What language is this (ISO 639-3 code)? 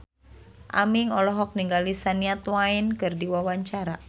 sun